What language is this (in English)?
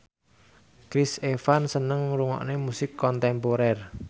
Javanese